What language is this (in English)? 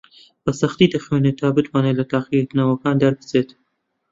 Central Kurdish